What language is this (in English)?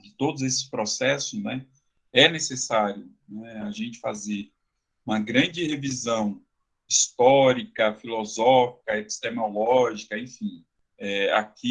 Portuguese